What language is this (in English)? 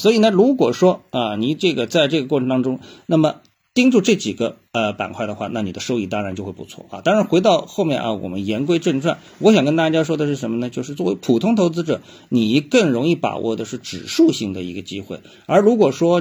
Chinese